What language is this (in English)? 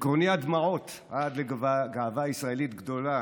Hebrew